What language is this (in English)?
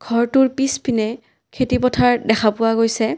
Assamese